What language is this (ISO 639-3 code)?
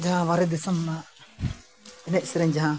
sat